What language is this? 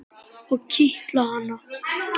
Icelandic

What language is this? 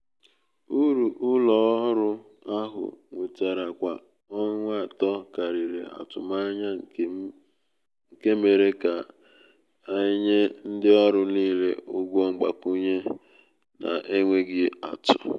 Igbo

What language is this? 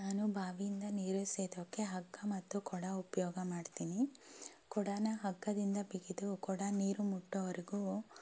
Kannada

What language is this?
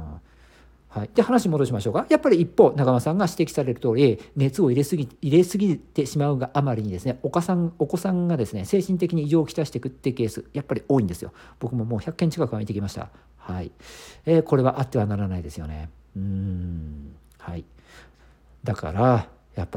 Japanese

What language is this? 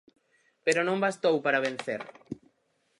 Galician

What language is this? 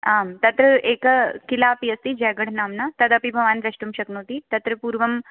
Sanskrit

